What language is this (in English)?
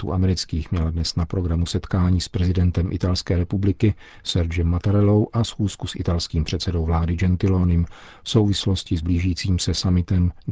Czech